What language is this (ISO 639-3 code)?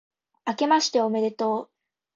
jpn